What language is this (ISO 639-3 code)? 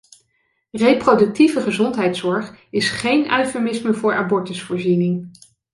nld